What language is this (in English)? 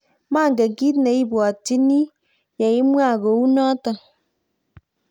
Kalenjin